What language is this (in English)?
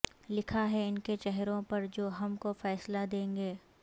Urdu